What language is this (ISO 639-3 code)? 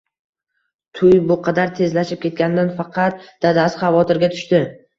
uzb